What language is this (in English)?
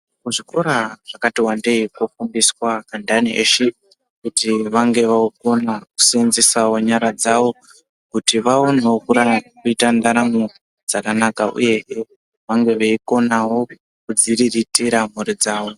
Ndau